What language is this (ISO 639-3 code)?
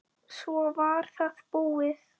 isl